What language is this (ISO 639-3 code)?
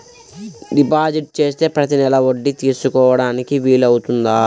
tel